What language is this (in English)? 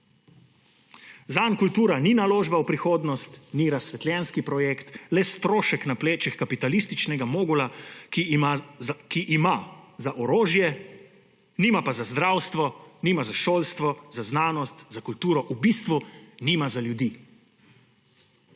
Slovenian